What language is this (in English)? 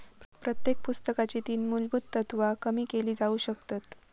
Marathi